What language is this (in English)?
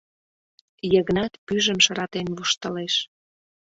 Mari